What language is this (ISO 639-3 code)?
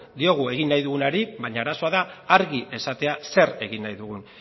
eus